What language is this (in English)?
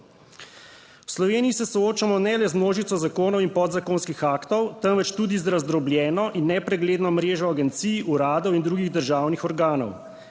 Slovenian